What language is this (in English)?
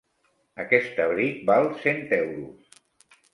Catalan